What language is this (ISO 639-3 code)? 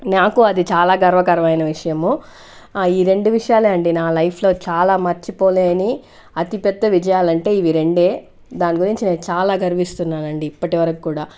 tel